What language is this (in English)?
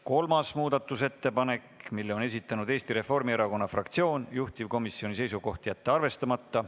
Estonian